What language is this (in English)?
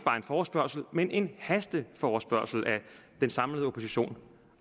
Danish